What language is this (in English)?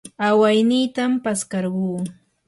Yanahuanca Pasco Quechua